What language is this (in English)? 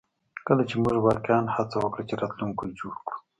Pashto